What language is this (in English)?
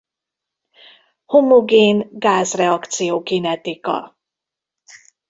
Hungarian